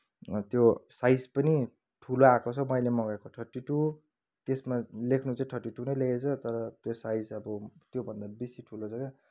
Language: Nepali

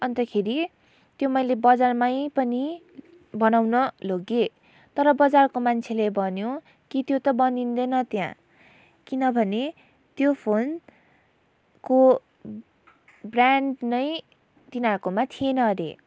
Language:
Nepali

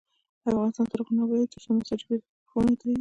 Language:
Pashto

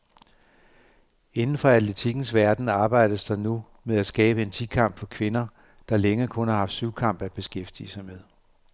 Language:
Danish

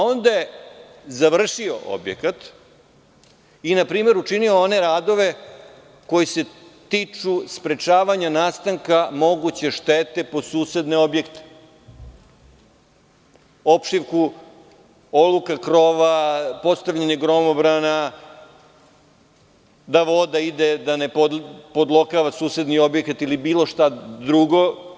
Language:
Serbian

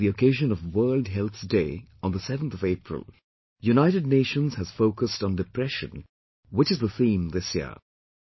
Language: English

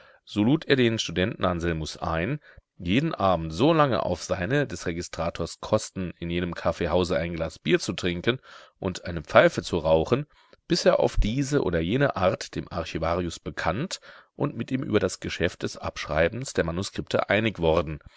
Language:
German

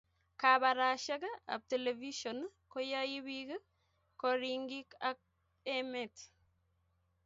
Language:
Kalenjin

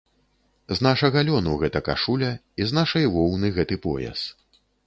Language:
Belarusian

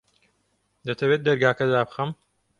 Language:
Central Kurdish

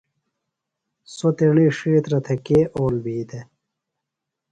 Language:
Phalura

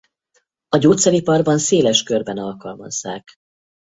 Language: Hungarian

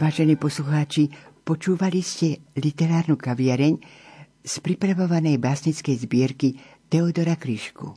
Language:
Slovak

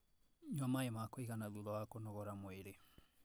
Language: Kikuyu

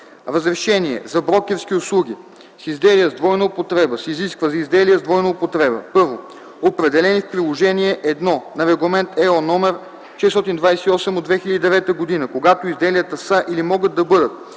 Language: Bulgarian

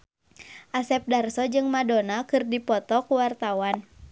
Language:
Sundanese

